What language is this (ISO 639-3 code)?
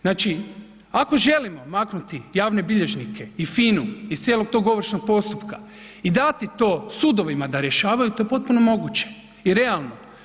hrv